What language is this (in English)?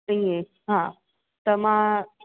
Sindhi